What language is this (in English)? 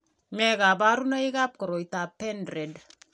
Kalenjin